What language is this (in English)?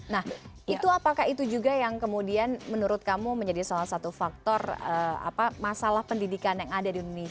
Indonesian